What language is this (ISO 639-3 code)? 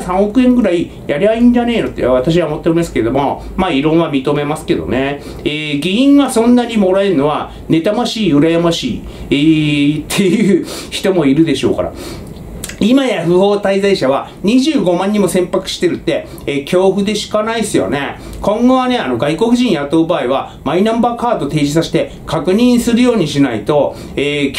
jpn